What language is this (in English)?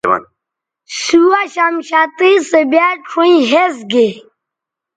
Bateri